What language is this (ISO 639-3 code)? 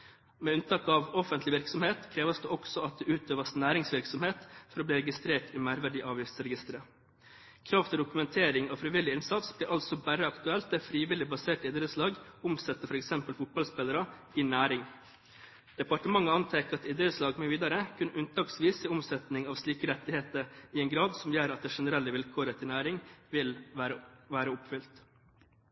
nob